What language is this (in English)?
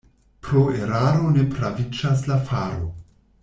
Esperanto